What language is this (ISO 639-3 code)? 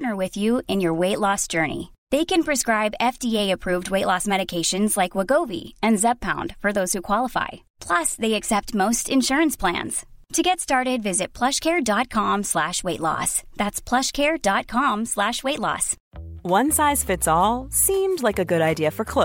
eng